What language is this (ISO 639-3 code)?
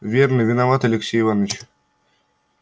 rus